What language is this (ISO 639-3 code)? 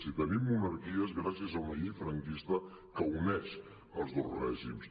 cat